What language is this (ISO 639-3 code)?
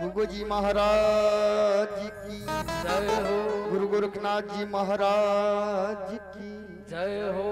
ara